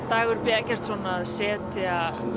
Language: Icelandic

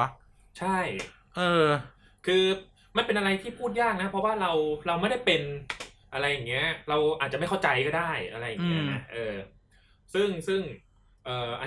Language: Thai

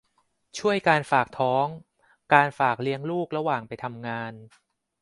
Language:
Thai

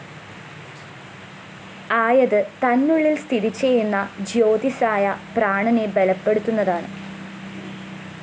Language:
Malayalam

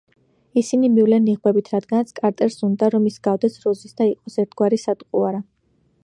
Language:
Georgian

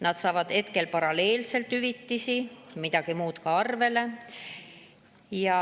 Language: Estonian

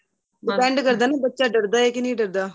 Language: Punjabi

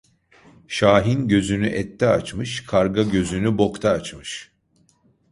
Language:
Turkish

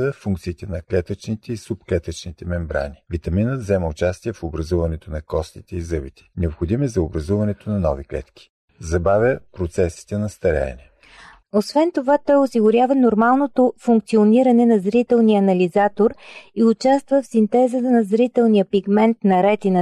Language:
Bulgarian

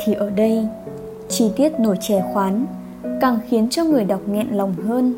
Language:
Vietnamese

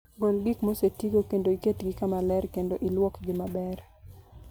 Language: Luo (Kenya and Tanzania)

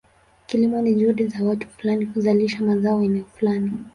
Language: Swahili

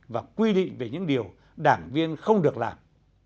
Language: Vietnamese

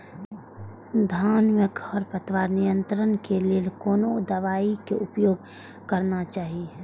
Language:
Maithili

